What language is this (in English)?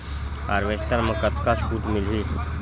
Chhattisgarhi